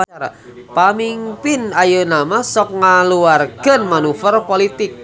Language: Sundanese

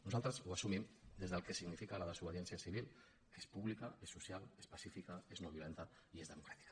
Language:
Catalan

